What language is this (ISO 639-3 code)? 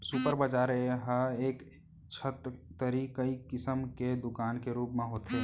hne